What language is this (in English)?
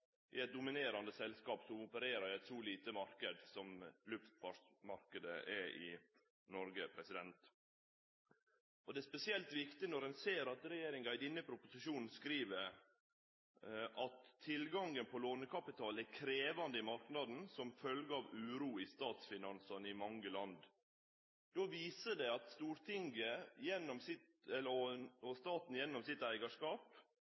Norwegian Nynorsk